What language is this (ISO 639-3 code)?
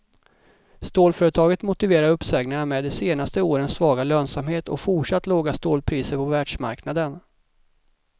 swe